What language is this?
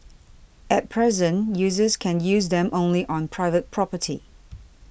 English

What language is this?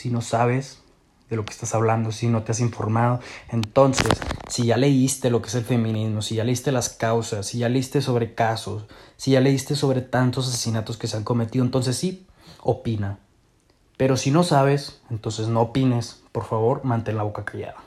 Spanish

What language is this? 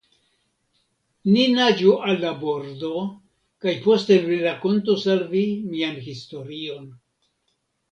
Esperanto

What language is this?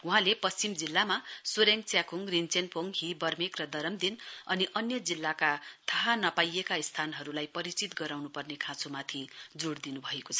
Nepali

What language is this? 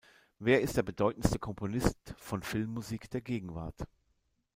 German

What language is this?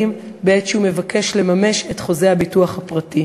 Hebrew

